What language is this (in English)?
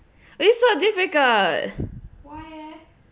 English